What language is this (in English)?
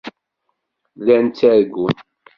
Kabyle